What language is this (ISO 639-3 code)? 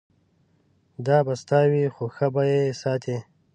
pus